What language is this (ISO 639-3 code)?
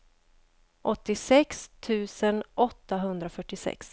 swe